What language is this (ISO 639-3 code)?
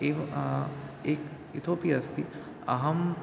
san